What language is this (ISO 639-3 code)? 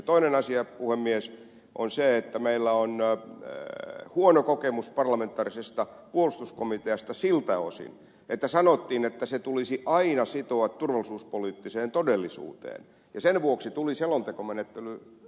fin